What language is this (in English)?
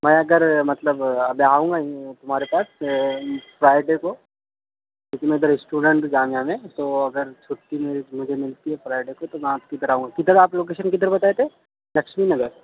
Urdu